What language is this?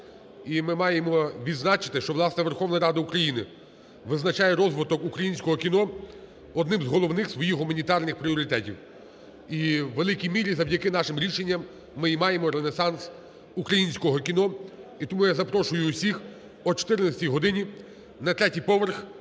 Ukrainian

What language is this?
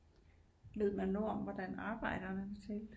Danish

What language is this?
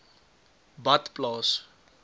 Afrikaans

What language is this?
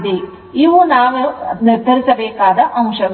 Kannada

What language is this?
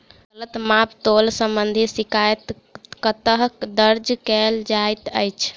Maithili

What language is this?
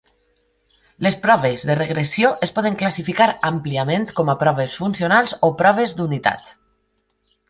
Catalan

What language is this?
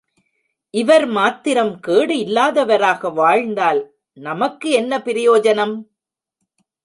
Tamil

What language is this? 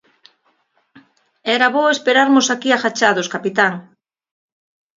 Galician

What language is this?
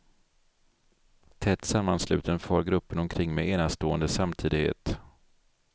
Swedish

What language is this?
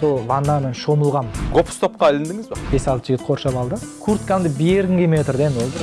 Turkish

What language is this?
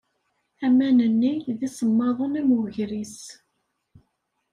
Kabyle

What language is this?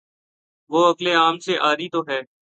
Urdu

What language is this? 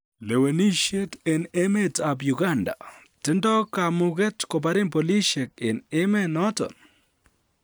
Kalenjin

